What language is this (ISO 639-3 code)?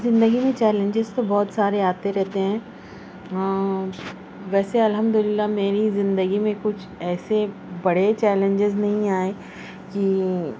urd